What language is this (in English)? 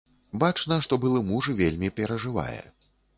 Belarusian